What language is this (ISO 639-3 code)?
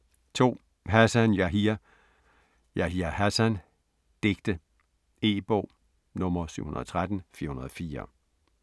dan